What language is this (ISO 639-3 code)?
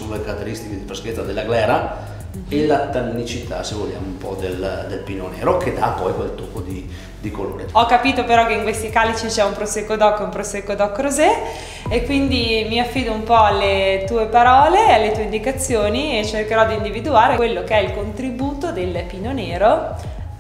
ita